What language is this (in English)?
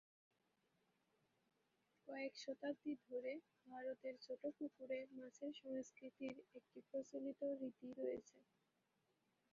Bangla